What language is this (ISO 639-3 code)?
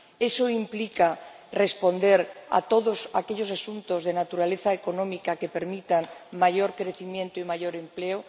spa